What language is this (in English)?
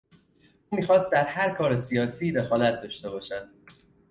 Persian